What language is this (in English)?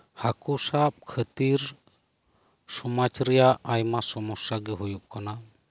Santali